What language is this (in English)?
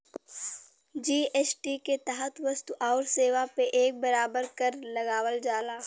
Bhojpuri